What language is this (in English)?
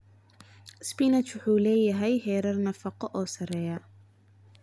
Somali